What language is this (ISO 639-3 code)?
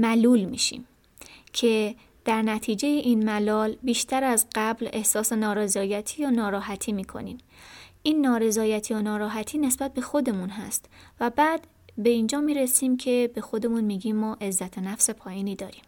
fas